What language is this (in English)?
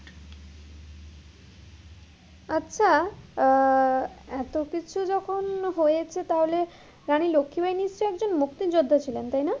Bangla